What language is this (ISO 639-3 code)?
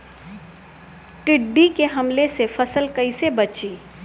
bho